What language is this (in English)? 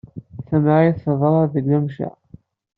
Kabyle